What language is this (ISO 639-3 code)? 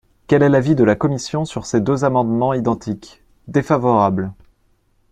fra